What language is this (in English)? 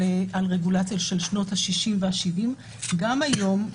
Hebrew